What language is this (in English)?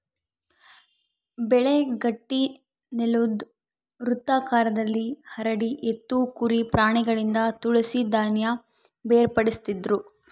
Kannada